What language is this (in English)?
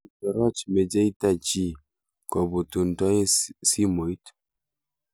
Kalenjin